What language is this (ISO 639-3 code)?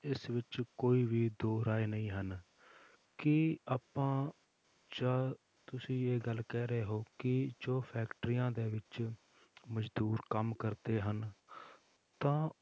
pan